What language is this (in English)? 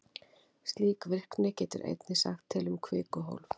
Icelandic